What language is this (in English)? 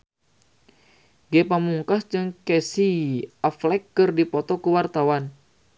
Sundanese